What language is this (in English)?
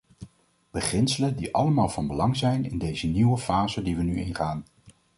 Dutch